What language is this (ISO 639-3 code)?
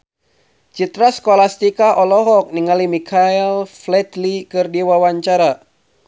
sun